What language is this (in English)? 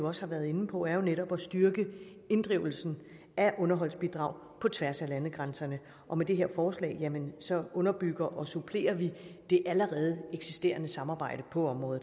Danish